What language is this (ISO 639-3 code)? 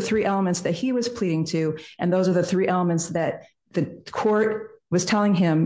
eng